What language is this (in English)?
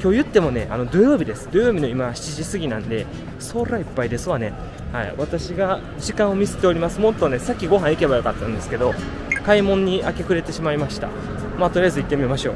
Japanese